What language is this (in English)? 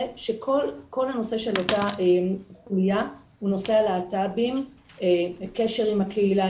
Hebrew